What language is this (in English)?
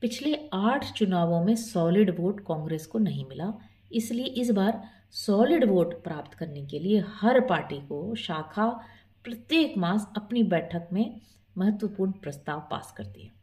Hindi